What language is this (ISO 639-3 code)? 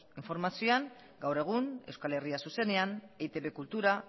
eus